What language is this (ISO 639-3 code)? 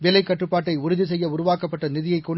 tam